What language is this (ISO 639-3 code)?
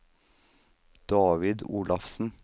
nor